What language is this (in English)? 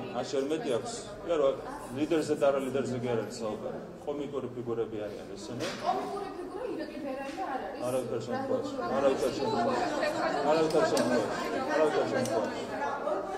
Turkish